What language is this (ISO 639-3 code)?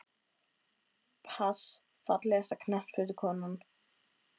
isl